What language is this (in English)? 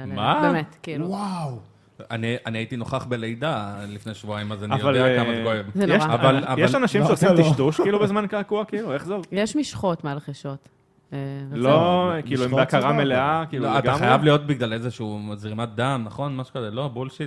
Hebrew